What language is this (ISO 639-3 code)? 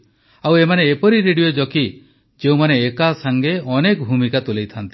ori